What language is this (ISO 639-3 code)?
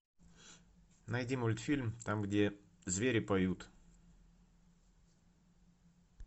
rus